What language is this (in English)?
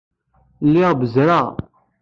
Kabyle